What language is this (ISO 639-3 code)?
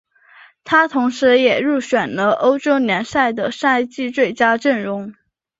zho